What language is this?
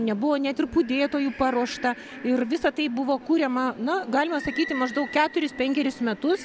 Lithuanian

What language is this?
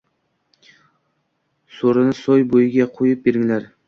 Uzbek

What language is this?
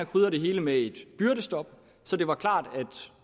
Danish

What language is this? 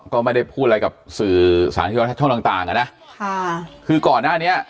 Thai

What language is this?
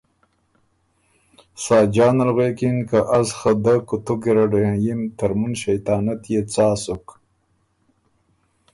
Ormuri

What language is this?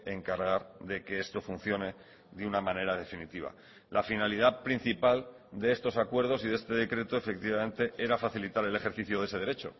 Spanish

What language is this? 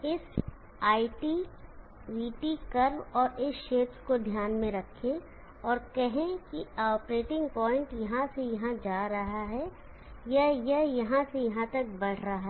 Hindi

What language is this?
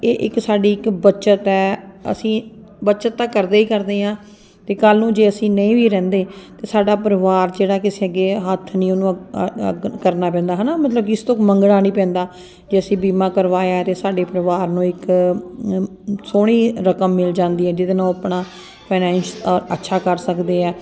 Punjabi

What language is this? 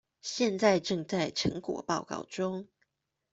Chinese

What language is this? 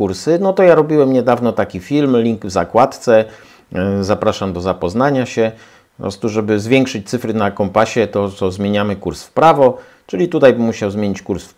Polish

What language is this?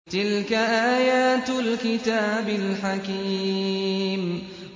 Arabic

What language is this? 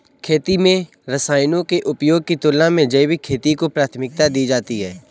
Hindi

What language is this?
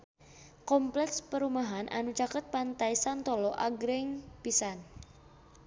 Sundanese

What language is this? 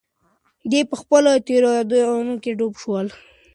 Pashto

